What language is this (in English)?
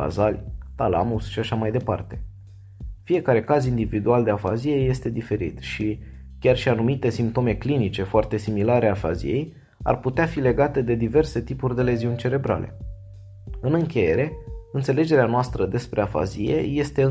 Romanian